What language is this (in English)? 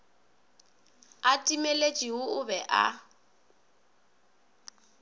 Northern Sotho